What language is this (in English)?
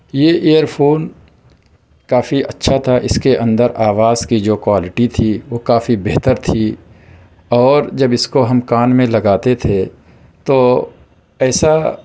Urdu